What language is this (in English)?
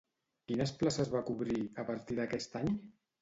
Catalan